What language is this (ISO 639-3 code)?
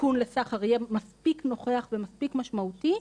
heb